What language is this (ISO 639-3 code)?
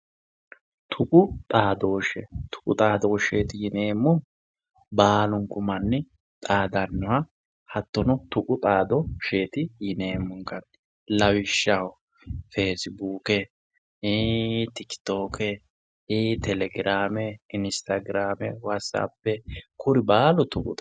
sid